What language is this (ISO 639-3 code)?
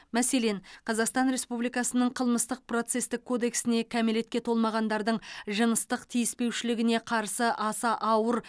kaz